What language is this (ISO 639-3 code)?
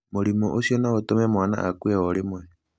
kik